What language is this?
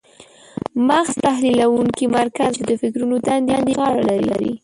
Pashto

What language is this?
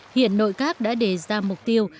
Vietnamese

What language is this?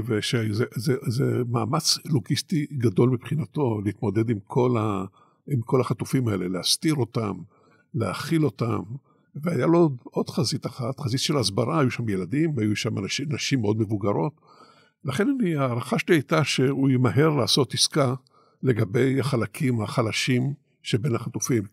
Hebrew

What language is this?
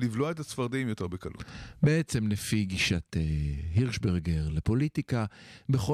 Hebrew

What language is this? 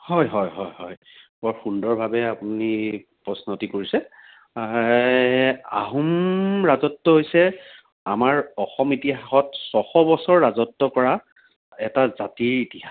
Assamese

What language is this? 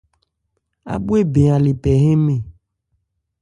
Ebrié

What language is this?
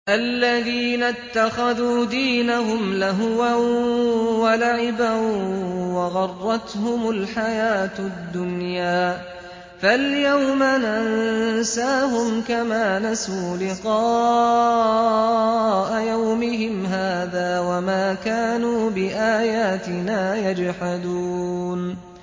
Arabic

